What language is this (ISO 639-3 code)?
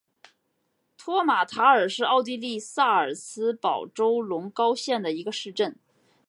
zho